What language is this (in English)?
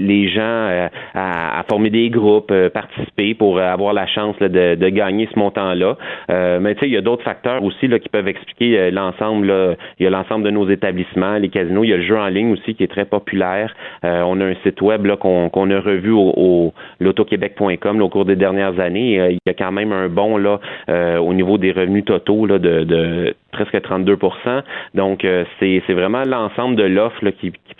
French